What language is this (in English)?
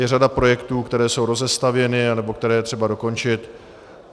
Czech